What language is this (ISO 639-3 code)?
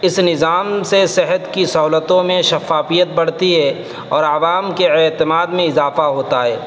urd